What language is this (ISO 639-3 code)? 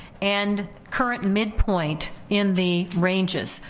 eng